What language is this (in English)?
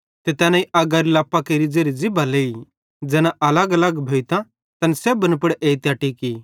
Bhadrawahi